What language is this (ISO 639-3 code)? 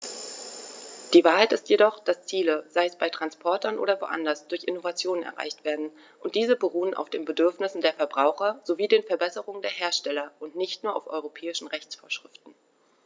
deu